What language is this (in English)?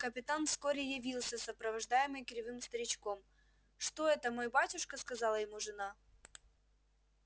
Russian